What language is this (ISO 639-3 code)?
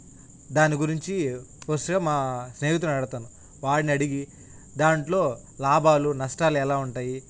tel